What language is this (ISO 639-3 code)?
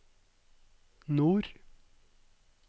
nor